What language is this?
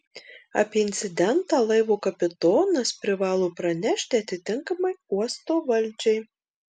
Lithuanian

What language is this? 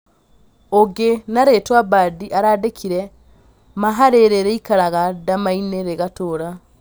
Kikuyu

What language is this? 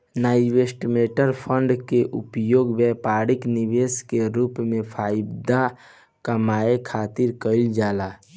Bhojpuri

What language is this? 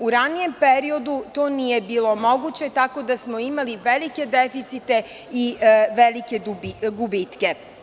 Serbian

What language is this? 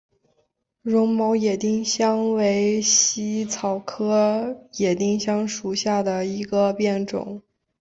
Chinese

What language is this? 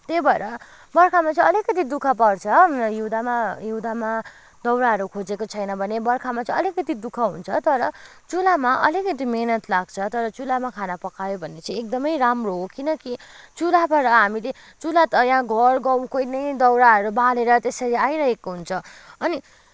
Nepali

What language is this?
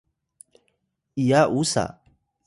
Atayal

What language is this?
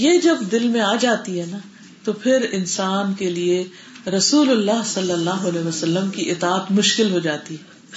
Urdu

